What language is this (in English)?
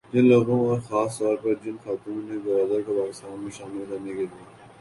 Urdu